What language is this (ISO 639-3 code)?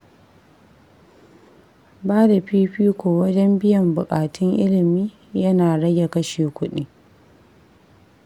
hau